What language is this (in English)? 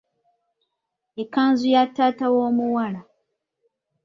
Ganda